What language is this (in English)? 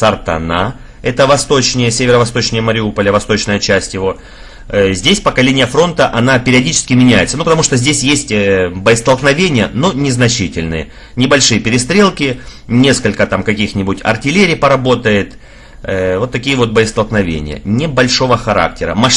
Russian